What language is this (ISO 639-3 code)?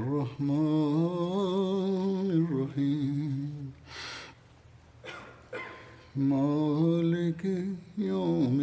bul